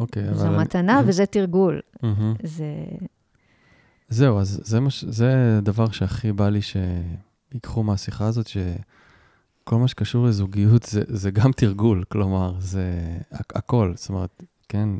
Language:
Hebrew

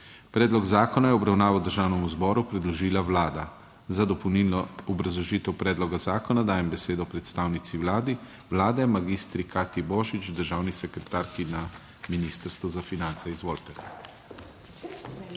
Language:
Slovenian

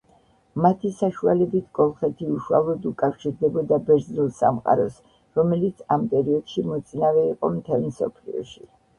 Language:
Georgian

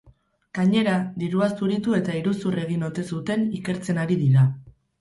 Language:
Basque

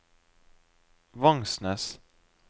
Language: Norwegian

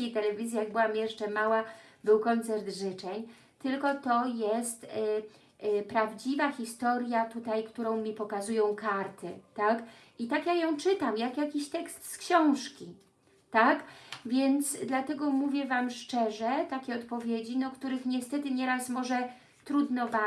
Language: Polish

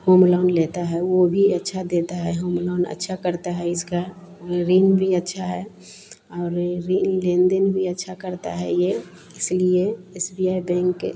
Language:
Hindi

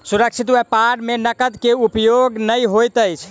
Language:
Maithili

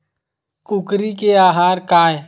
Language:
Chhattisgarhi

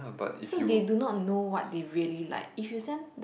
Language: English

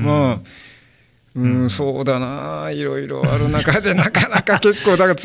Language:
Japanese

